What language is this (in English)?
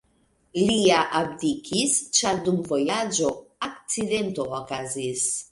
Esperanto